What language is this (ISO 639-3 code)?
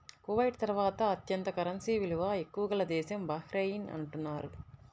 tel